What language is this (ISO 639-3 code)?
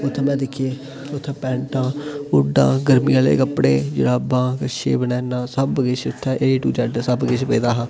doi